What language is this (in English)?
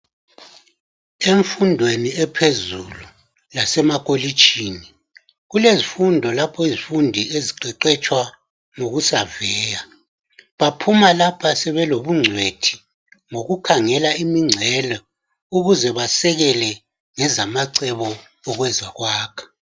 North Ndebele